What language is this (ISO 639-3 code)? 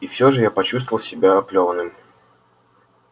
rus